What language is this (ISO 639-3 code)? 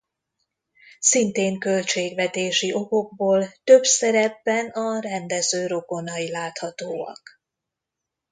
hun